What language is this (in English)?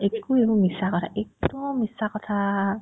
Assamese